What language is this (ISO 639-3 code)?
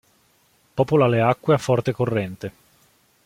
ita